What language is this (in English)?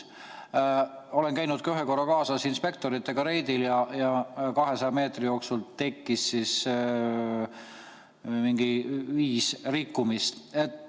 Estonian